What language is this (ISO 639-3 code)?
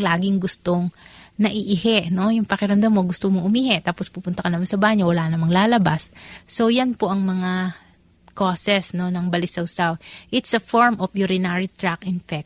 fil